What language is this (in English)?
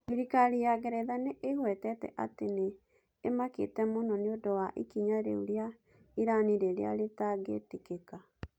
Kikuyu